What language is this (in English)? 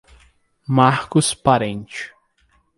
Portuguese